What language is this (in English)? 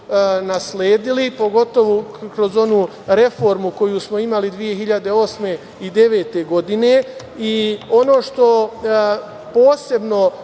Serbian